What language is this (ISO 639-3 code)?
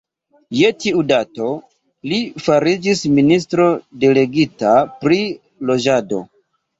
epo